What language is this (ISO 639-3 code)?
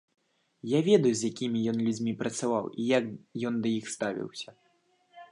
bel